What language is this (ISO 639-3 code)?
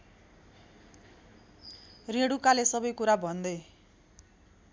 nep